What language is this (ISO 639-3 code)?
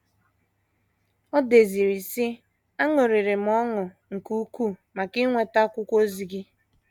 ibo